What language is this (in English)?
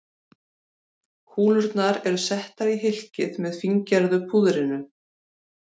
Icelandic